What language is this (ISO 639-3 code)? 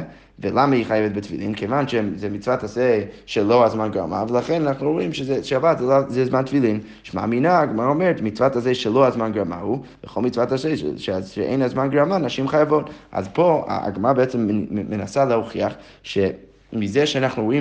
heb